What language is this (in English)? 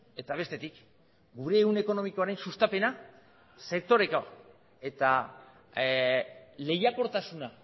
Basque